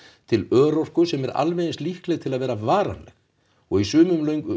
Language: Icelandic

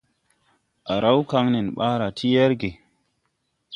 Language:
Tupuri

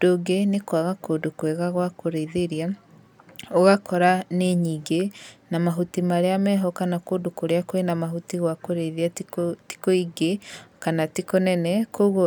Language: Kikuyu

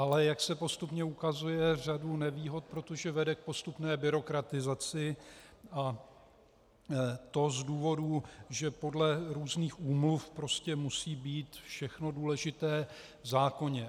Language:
Czech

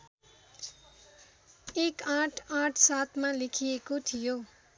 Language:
Nepali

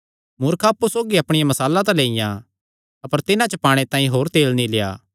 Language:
Kangri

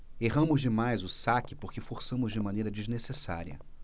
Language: Portuguese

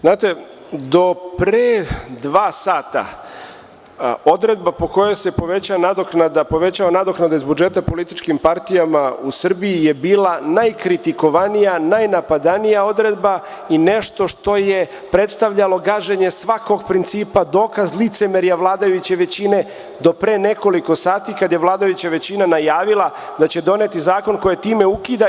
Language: Serbian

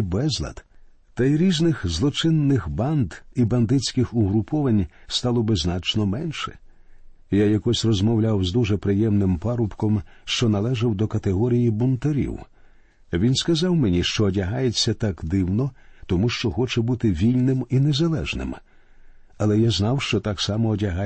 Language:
Ukrainian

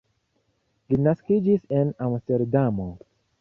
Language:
Esperanto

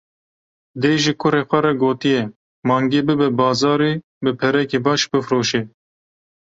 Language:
Kurdish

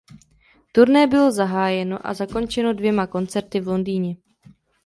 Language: Czech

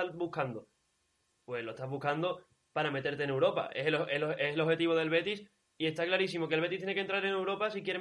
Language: Spanish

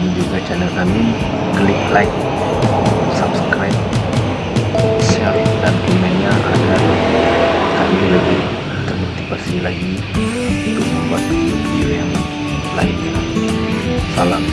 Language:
Indonesian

